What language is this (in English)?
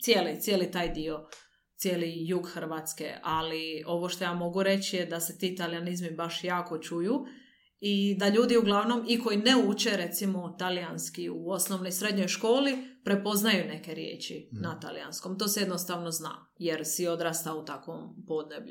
Croatian